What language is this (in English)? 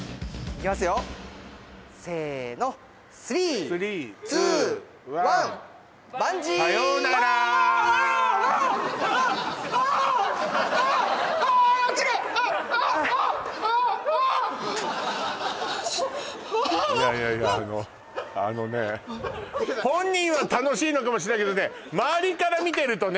Japanese